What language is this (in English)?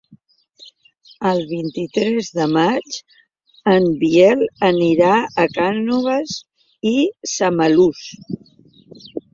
Catalan